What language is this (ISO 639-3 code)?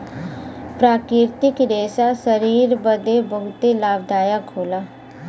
bho